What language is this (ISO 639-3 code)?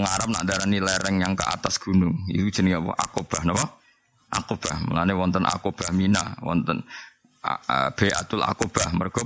msa